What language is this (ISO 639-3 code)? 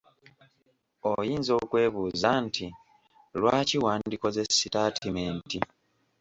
lug